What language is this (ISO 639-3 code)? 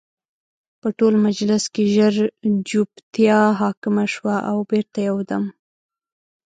pus